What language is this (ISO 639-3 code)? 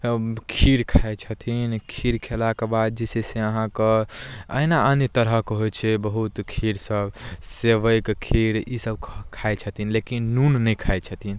mai